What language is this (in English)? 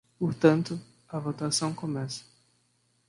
Portuguese